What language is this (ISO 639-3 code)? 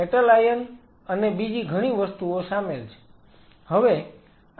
guj